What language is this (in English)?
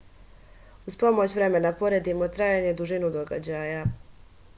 Serbian